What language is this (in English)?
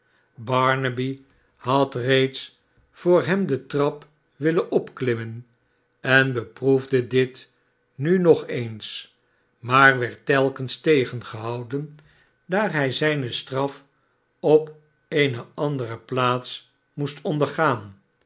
Dutch